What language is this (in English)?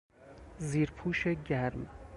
Persian